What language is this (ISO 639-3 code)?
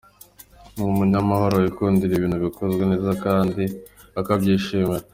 kin